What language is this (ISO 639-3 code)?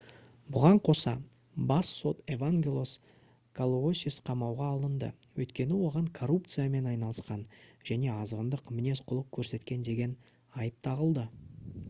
kaz